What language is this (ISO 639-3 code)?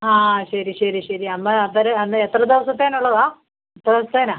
mal